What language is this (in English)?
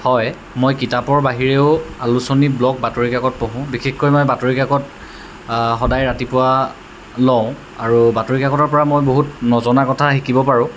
Assamese